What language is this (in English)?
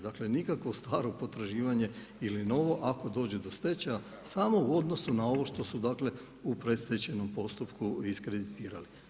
Croatian